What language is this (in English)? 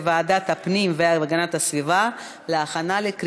Hebrew